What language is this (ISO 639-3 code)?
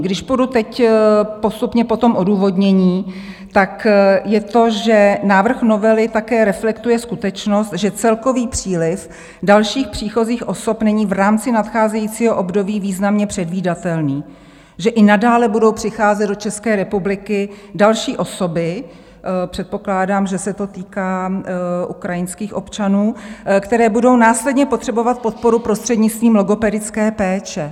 ces